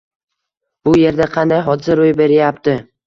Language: Uzbek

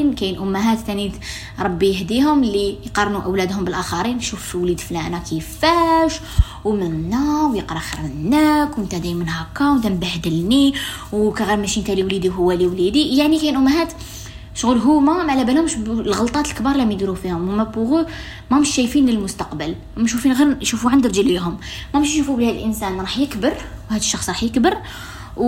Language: Arabic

